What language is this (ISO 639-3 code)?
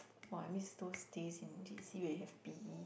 eng